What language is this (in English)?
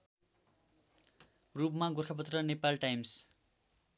Nepali